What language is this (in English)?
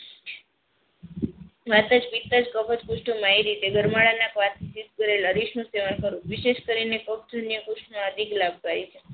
Gujarati